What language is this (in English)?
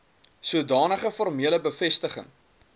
Afrikaans